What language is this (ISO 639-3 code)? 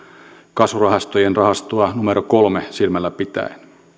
fin